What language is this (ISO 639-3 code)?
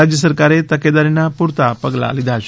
guj